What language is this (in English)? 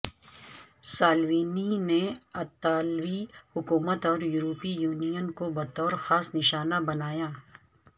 Urdu